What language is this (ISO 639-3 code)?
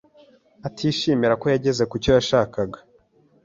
kin